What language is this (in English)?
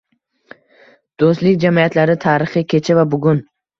Uzbek